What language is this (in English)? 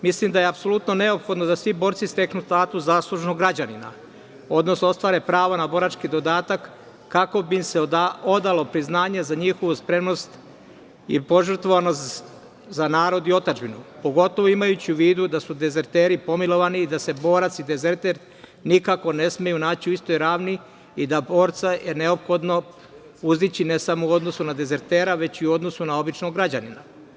Serbian